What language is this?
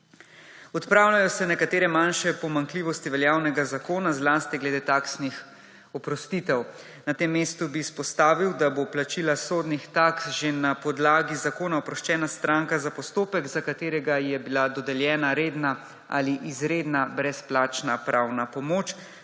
Slovenian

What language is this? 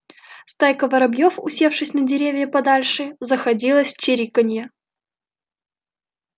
Russian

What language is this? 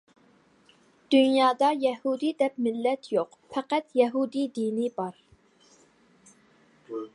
Uyghur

